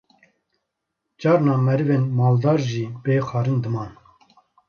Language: Kurdish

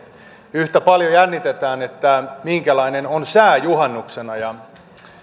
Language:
Finnish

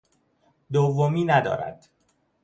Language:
Persian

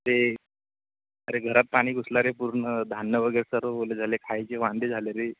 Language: Marathi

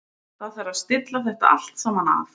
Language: Icelandic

